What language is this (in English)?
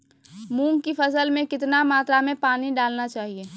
Magahi